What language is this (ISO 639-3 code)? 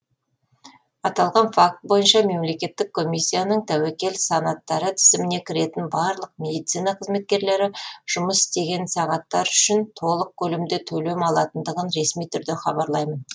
kaz